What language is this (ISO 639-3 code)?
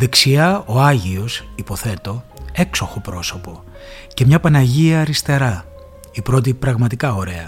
ell